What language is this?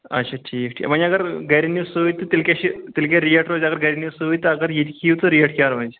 Kashmiri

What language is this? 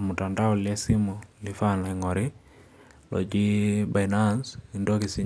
Masai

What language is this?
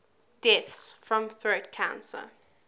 English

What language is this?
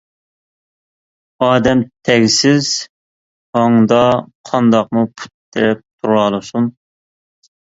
Uyghur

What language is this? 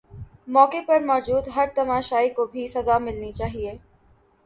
Urdu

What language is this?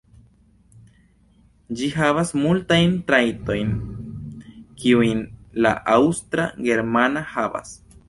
Esperanto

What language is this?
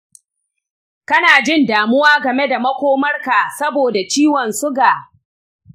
Hausa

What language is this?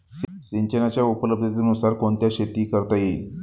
Marathi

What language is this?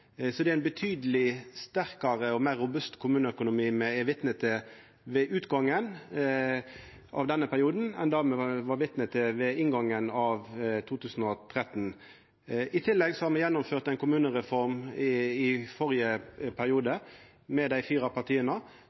Norwegian Nynorsk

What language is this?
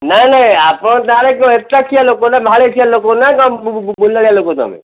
Odia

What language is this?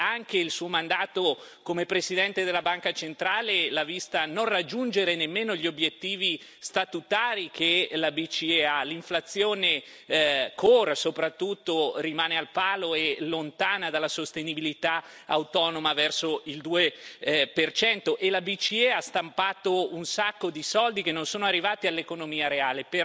Italian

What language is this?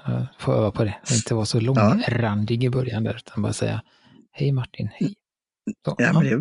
Swedish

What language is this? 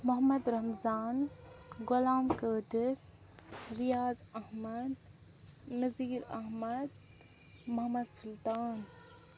Kashmiri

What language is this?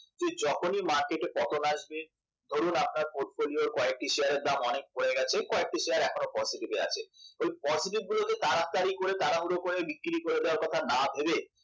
Bangla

